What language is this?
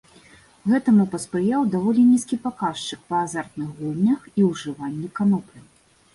Belarusian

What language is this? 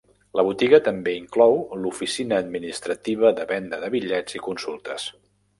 Catalan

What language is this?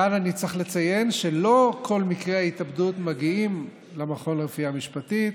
Hebrew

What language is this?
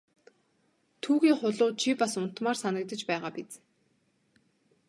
Mongolian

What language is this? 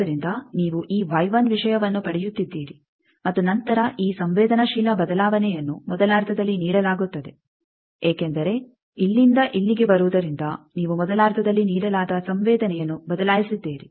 Kannada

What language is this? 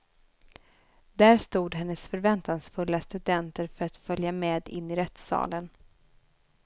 Swedish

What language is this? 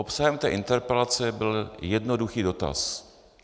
Czech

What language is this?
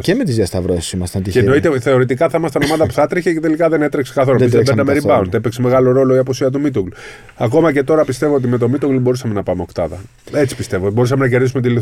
Greek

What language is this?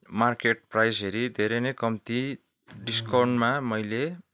Nepali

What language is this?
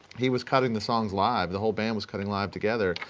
English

